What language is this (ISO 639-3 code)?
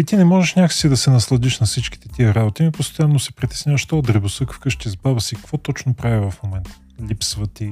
bul